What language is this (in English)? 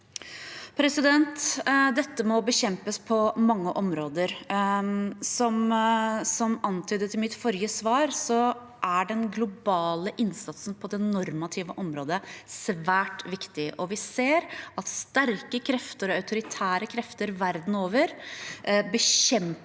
Norwegian